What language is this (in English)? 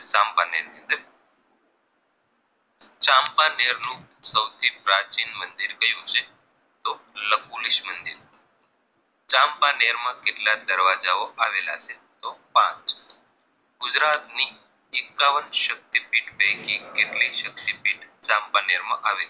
Gujarati